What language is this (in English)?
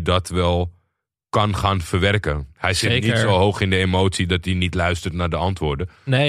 Dutch